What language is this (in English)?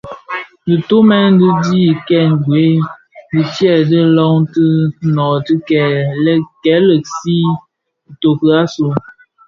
Bafia